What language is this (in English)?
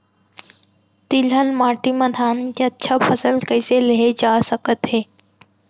Chhattisgarhi